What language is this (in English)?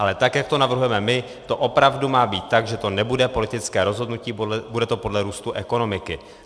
Czech